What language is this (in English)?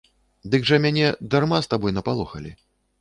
Belarusian